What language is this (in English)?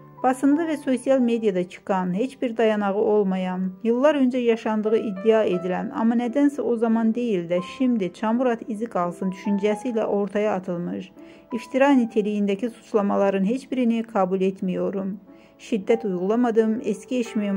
Turkish